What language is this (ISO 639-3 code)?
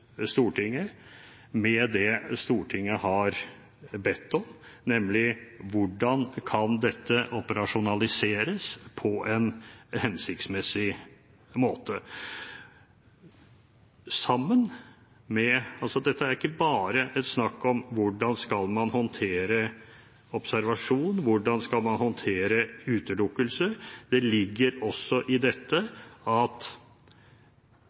nob